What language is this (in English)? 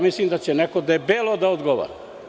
Serbian